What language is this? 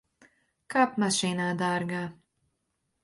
Latvian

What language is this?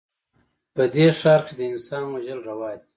Pashto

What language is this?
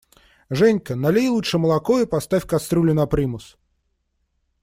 Russian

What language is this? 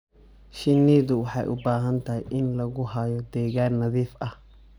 Somali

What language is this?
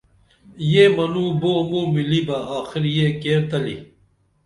Dameli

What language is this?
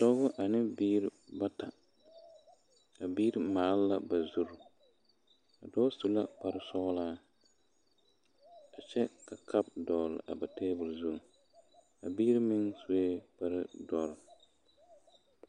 Southern Dagaare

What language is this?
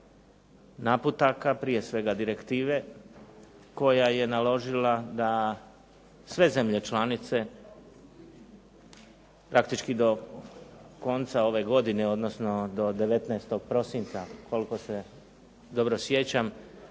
Croatian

